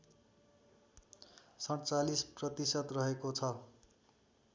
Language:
Nepali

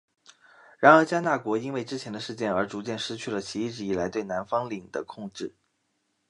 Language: Chinese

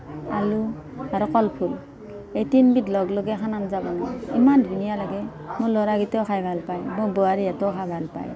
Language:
Assamese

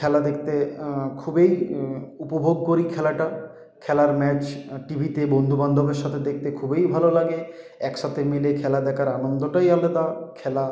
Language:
Bangla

